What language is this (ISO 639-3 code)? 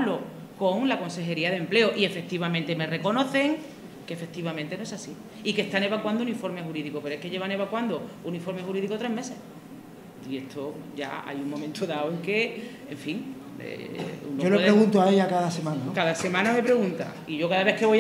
spa